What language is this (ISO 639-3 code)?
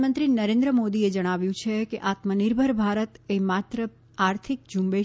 guj